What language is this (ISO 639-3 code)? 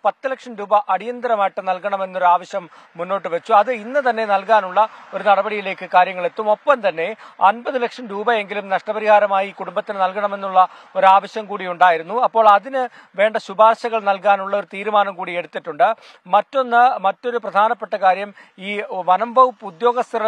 mal